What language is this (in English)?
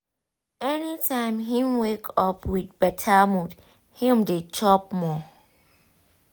Nigerian Pidgin